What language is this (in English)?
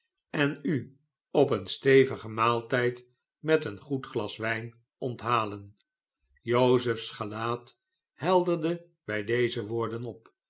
Dutch